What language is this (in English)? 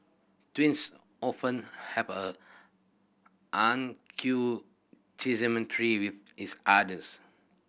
English